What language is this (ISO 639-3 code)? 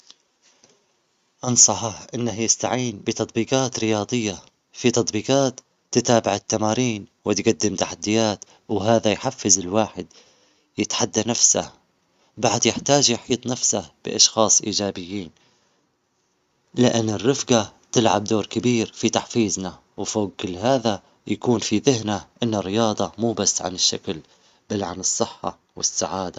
acx